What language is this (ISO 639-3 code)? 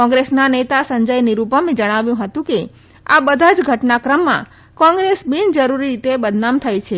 guj